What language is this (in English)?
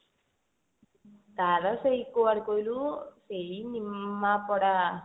Odia